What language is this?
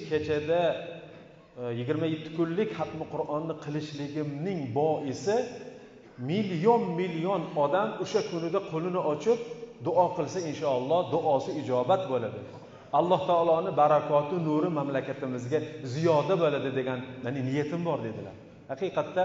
Turkish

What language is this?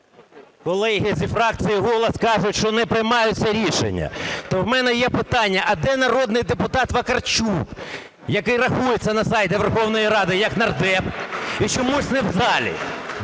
Ukrainian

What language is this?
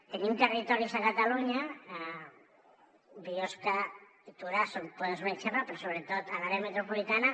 Catalan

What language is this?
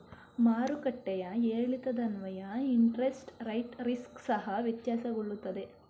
Kannada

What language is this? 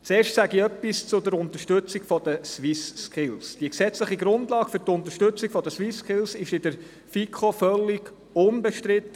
Swiss German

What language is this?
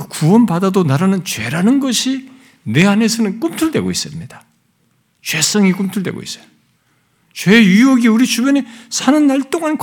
Korean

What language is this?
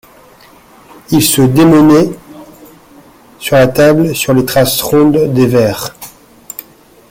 French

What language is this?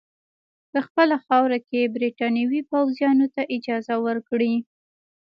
Pashto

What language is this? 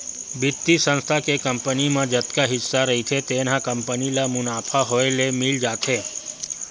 Chhattisgarhi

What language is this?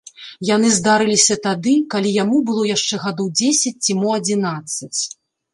Belarusian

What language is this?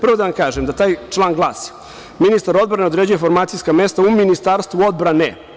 Serbian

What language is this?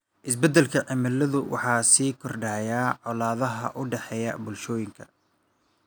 Somali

